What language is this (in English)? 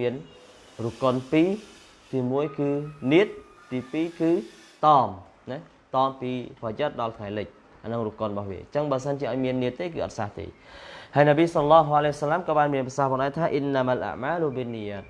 Vietnamese